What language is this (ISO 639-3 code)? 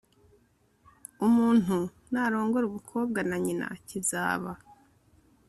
kin